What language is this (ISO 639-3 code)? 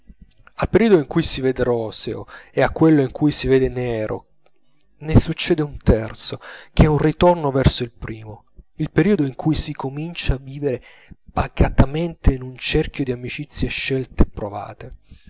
ita